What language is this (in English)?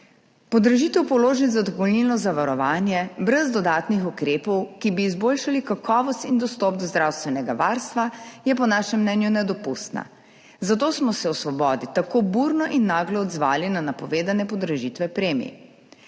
Slovenian